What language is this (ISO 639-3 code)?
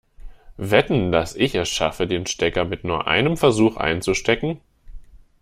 deu